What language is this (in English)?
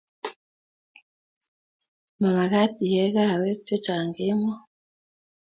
Kalenjin